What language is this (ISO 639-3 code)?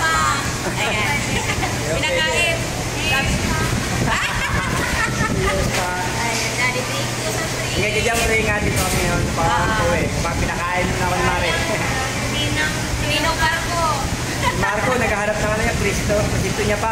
fil